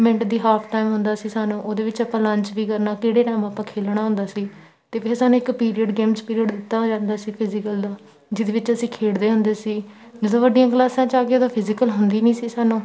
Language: Punjabi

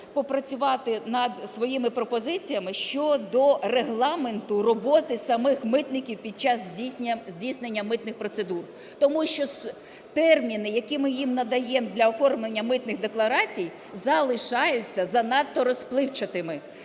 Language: Ukrainian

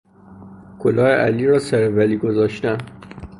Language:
Persian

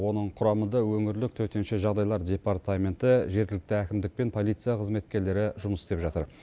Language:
Kazakh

